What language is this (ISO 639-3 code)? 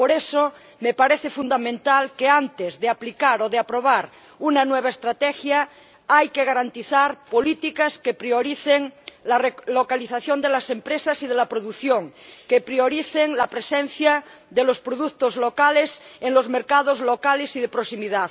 spa